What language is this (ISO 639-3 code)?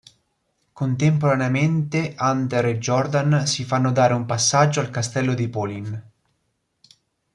ita